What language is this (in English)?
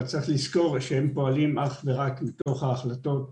Hebrew